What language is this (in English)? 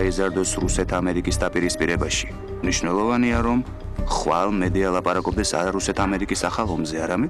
Romanian